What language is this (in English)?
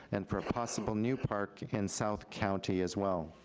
English